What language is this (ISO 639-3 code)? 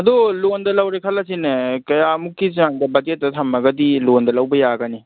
mni